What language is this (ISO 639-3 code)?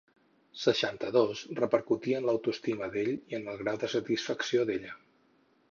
cat